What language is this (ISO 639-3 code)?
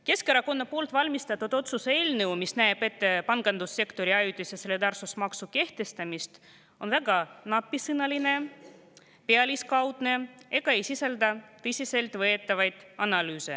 est